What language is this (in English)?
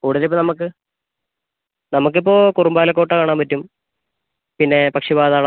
Malayalam